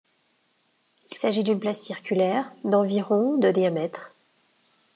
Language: French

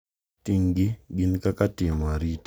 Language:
Luo (Kenya and Tanzania)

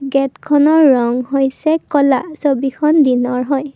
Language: Assamese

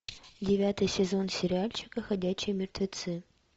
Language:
Russian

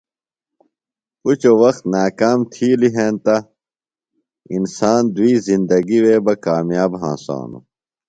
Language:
Phalura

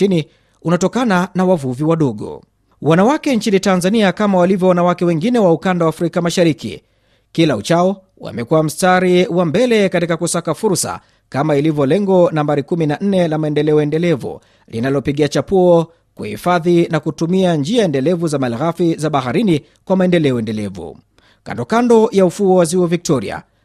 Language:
Swahili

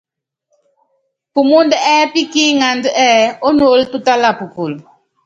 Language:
Yangben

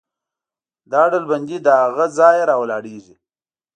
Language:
Pashto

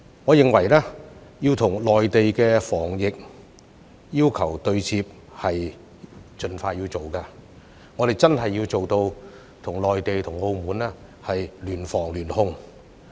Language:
Cantonese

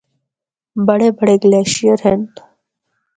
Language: Northern Hindko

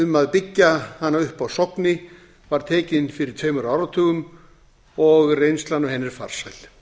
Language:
Icelandic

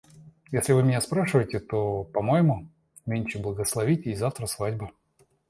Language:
Russian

